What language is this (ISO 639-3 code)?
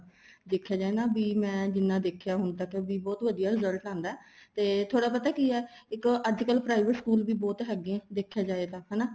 pan